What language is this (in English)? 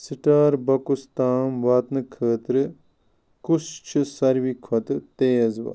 Kashmiri